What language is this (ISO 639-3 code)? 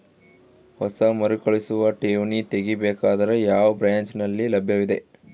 kan